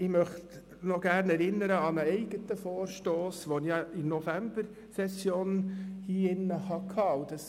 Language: Swiss German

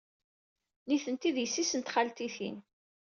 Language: Kabyle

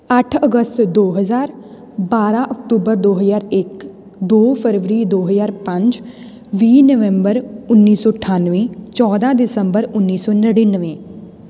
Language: Punjabi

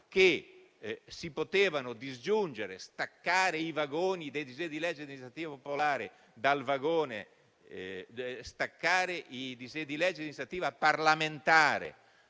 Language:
Italian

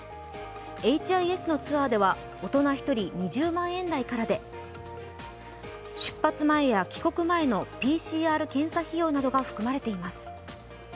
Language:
Japanese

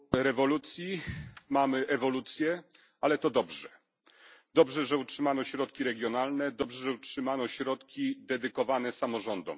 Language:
Polish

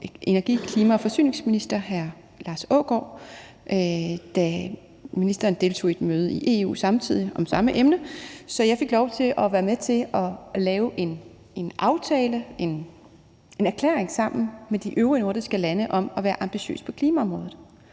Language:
Danish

